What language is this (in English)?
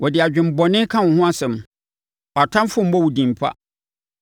Akan